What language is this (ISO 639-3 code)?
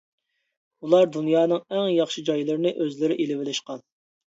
uig